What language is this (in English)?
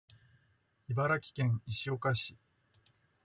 Japanese